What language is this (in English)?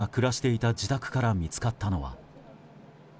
Japanese